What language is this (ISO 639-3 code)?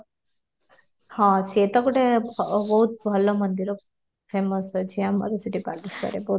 ori